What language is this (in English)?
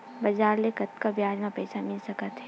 Chhattisgarhi